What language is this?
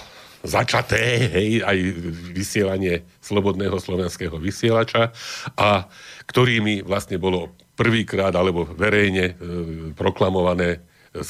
Slovak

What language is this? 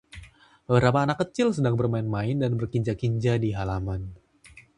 Indonesian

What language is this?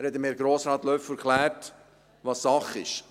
Swiss German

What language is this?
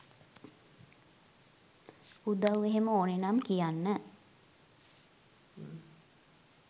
Sinhala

